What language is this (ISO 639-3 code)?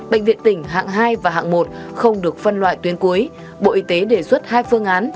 vie